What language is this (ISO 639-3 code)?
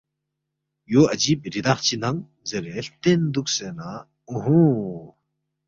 bft